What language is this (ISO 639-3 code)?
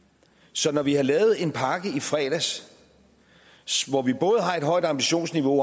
dan